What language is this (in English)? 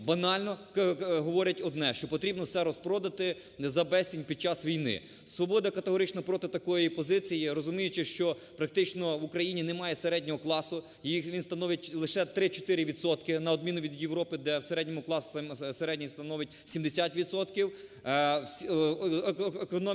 Ukrainian